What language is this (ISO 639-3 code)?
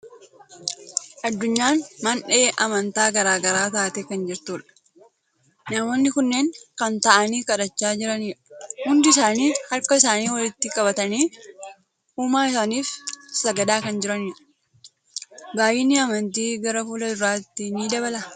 orm